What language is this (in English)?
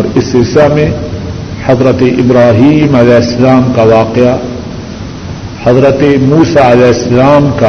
Urdu